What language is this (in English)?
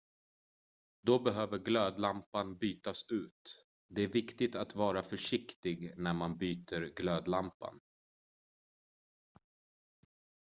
Swedish